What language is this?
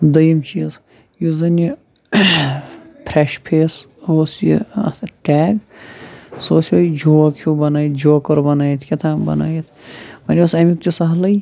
Kashmiri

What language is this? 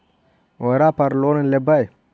Magahi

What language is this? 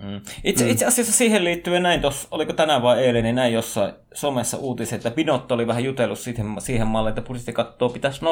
Finnish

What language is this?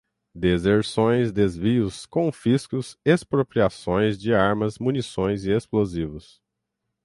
Portuguese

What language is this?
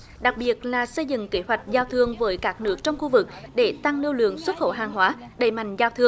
Vietnamese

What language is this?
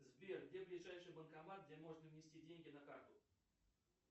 Russian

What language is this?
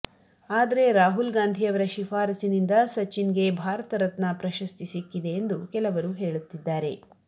Kannada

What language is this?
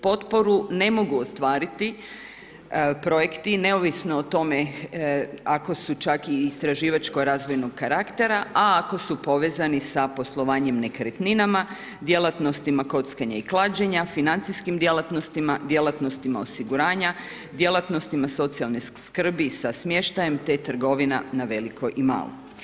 Croatian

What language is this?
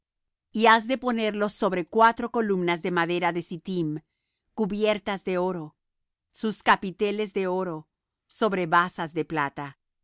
Spanish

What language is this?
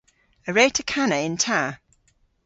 Cornish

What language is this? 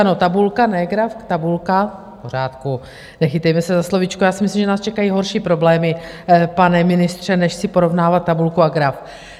Czech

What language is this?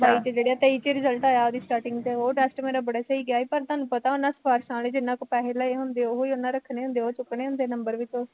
Punjabi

